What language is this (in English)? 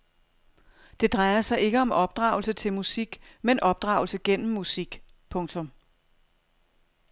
Danish